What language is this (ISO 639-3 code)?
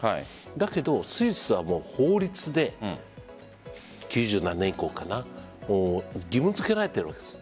jpn